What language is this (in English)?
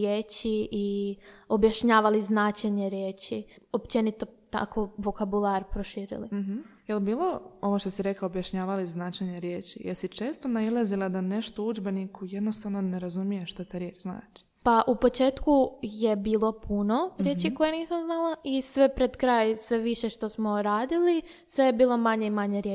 Croatian